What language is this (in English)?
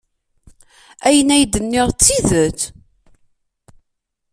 Kabyle